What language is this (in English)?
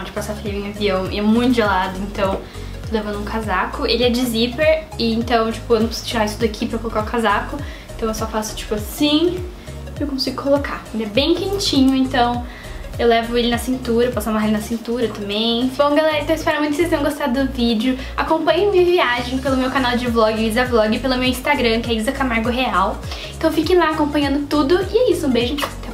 Portuguese